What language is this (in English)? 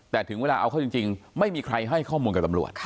Thai